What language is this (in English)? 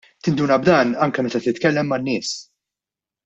Maltese